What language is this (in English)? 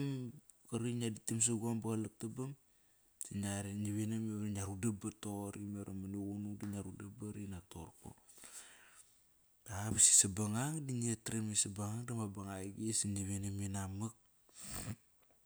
Kairak